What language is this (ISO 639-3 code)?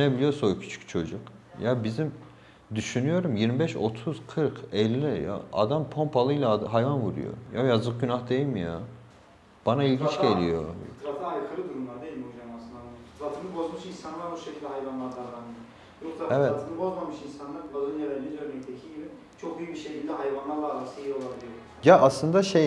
tur